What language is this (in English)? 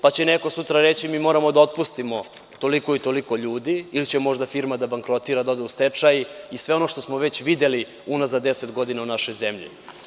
Serbian